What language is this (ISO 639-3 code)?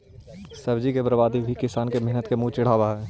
mag